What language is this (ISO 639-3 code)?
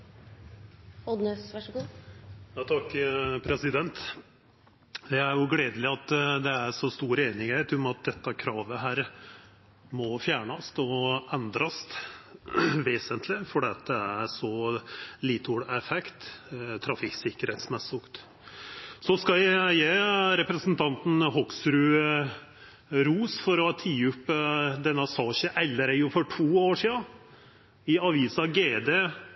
nno